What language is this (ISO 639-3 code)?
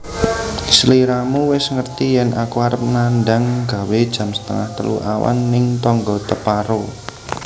jav